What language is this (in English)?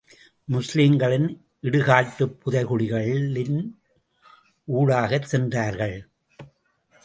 Tamil